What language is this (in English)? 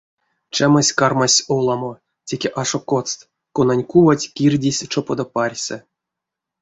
Erzya